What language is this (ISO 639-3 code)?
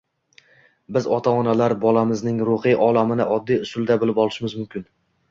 uzb